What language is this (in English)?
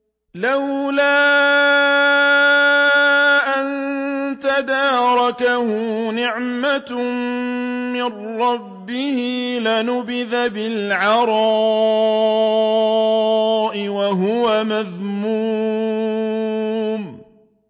Arabic